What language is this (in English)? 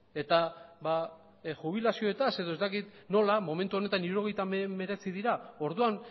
Basque